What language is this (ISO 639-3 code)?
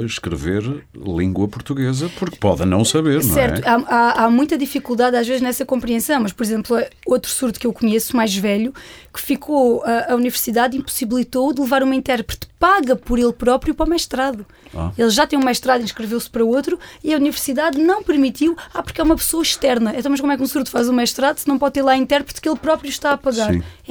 por